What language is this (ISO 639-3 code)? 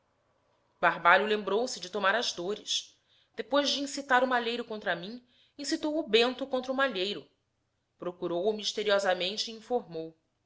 por